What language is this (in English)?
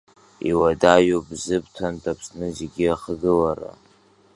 Abkhazian